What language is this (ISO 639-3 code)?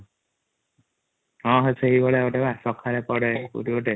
ori